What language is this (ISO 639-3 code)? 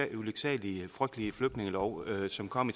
dan